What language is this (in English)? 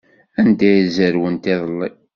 Kabyle